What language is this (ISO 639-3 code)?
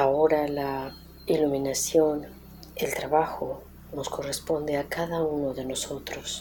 spa